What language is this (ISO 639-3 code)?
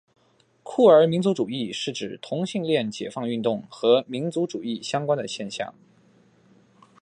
zho